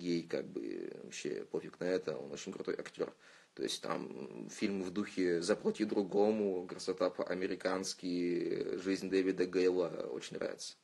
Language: Russian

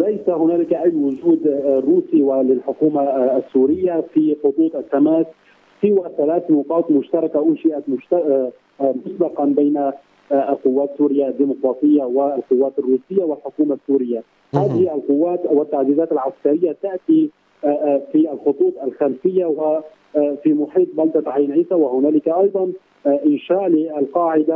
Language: Arabic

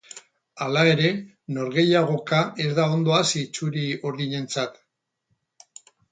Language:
Basque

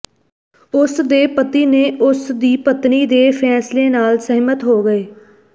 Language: Punjabi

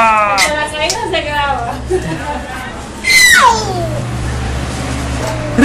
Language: Spanish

